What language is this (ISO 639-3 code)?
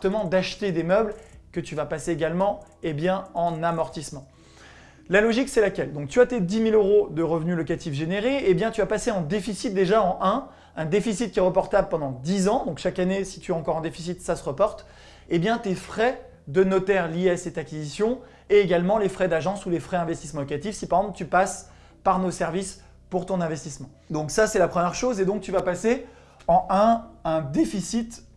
fra